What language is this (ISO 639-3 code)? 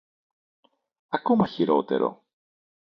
ell